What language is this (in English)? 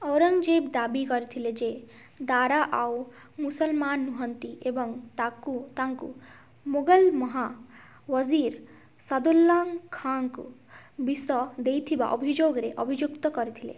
Odia